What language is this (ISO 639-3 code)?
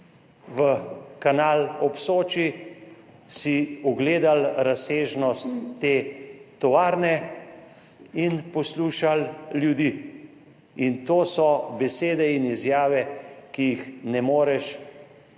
slv